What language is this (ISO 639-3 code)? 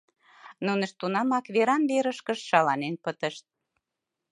chm